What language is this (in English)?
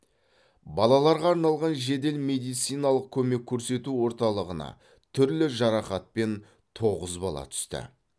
Kazakh